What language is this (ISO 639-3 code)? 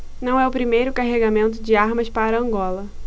por